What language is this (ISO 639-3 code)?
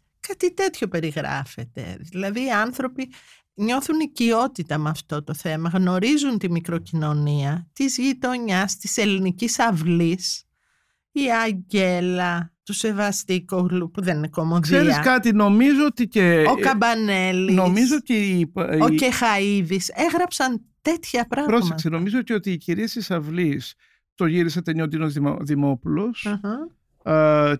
ell